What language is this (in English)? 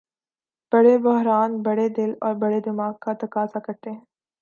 Urdu